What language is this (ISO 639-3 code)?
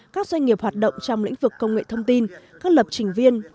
vie